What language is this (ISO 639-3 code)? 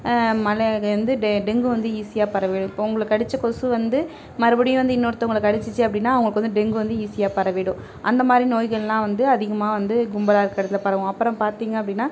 tam